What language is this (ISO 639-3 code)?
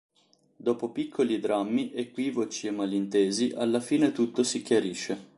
ita